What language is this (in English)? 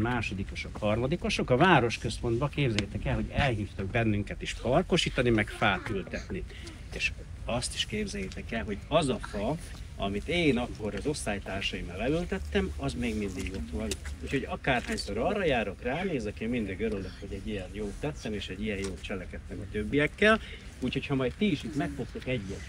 Hungarian